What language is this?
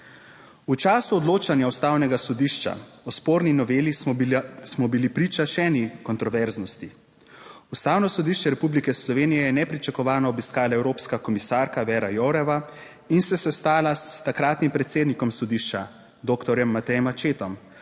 Slovenian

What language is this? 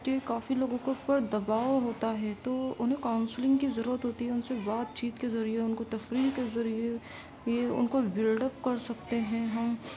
Urdu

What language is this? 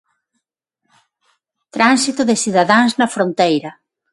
Galician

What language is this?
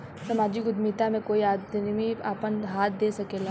Bhojpuri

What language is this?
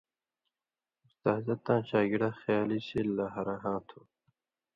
Indus Kohistani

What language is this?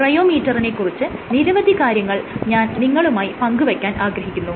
Malayalam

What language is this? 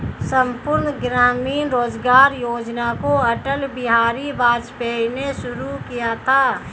Hindi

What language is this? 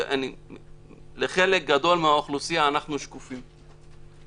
Hebrew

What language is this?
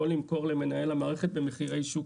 Hebrew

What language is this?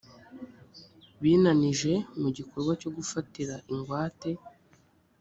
Kinyarwanda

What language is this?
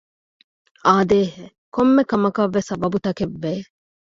Divehi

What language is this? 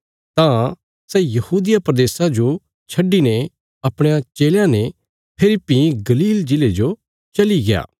Bilaspuri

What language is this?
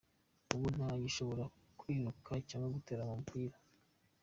Kinyarwanda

